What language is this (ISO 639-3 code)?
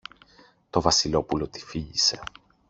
ell